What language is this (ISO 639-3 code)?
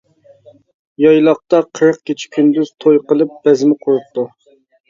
uig